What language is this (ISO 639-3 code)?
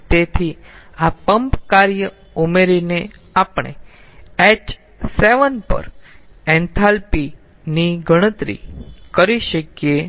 guj